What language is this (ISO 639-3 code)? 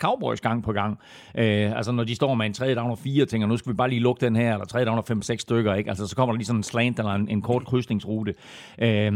dan